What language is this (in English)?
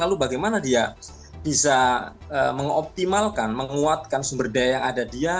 Indonesian